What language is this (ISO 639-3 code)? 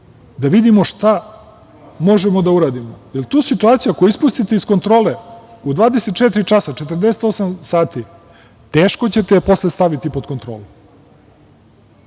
srp